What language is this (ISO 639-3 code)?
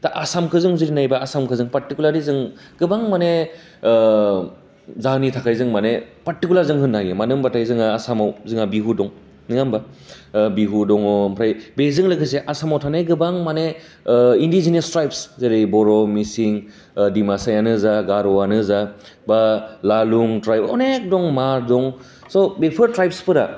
brx